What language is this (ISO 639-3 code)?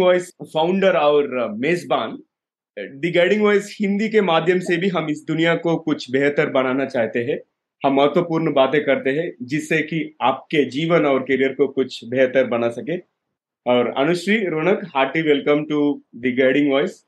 hin